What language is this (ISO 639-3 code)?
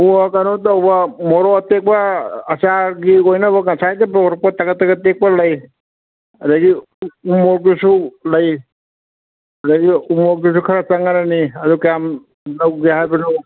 mni